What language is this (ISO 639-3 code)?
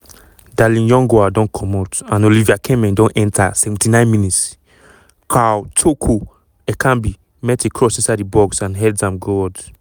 pcm